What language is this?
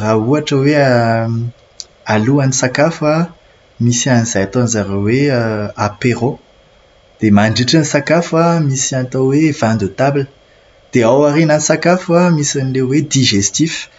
Malagasy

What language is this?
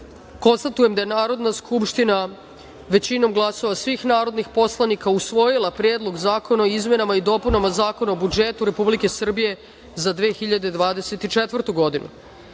Serbian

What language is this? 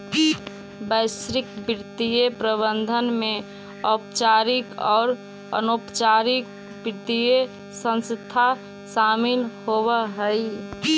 Magahi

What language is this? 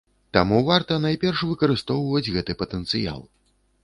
Belarusian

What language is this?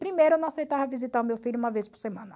Portuguese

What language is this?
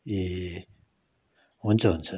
Nepali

